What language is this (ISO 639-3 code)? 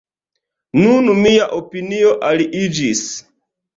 epo